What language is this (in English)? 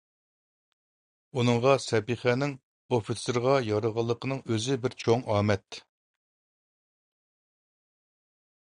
Uyghur